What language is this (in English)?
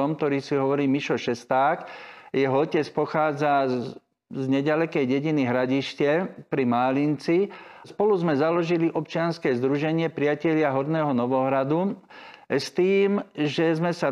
Slovak